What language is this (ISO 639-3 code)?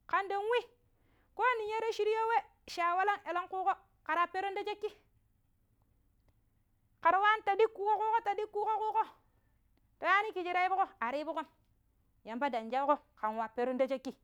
pip